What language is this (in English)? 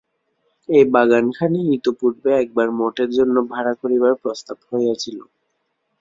Bangla